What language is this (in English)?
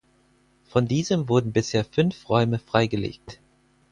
German